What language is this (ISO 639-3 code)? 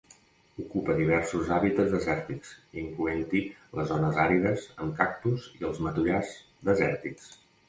cat